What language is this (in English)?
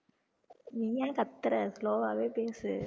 Tamil